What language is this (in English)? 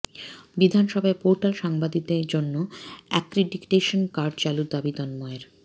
Bangla